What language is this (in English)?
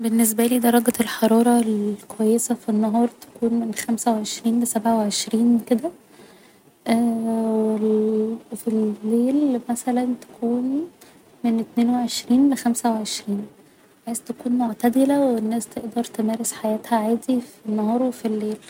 Egyptian Arabic